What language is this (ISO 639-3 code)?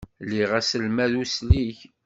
kab